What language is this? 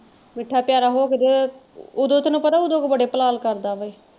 Punjabi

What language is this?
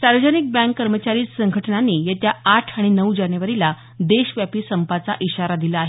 Marathi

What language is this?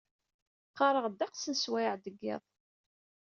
Kabyle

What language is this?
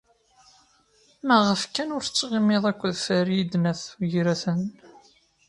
Kabyle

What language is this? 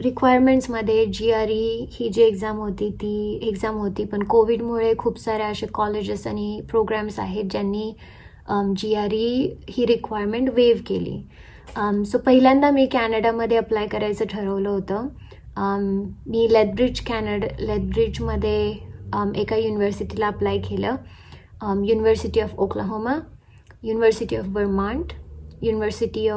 Marathi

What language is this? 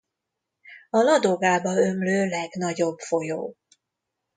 Hungarian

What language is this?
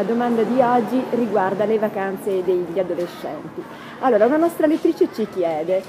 Italian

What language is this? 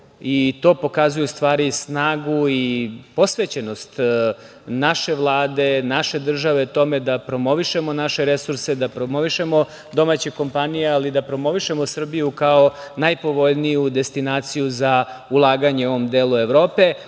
Serbian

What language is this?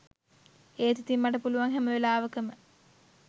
Sinhala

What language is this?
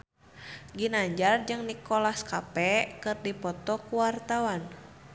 Sundanese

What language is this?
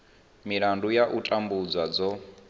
Venda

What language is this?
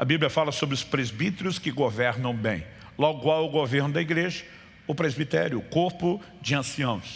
Portuguese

